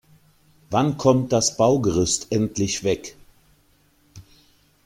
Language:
German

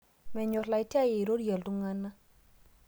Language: Masai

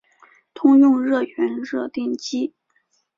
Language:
Chinese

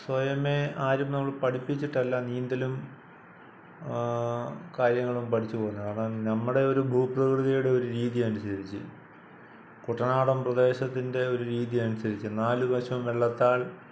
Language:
Malayalam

